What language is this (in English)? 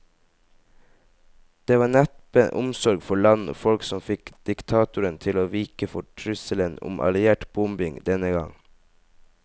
Norwegian